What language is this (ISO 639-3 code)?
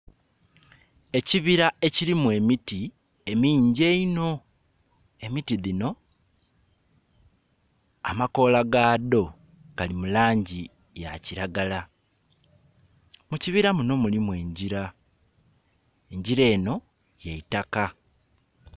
xog